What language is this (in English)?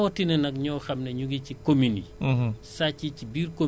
Wolof